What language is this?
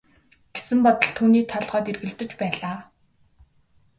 Mongolian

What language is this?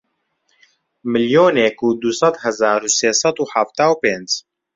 Central Kurdish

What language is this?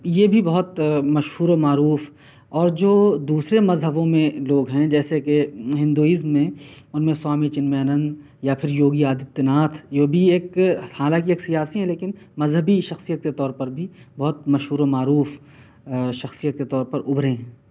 Urdu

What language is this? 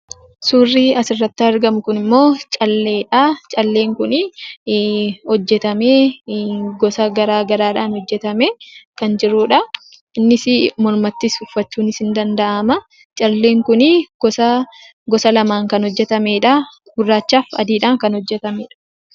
Oromo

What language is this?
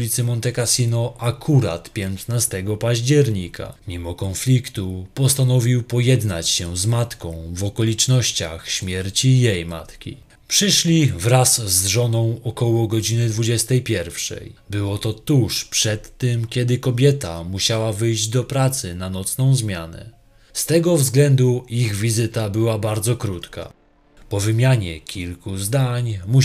Polish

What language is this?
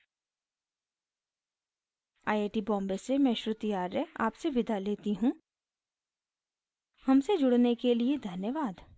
Hindi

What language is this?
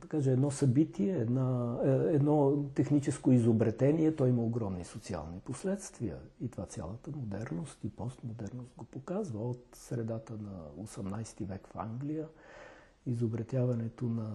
Bulgarian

